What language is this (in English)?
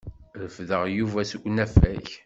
Kabyle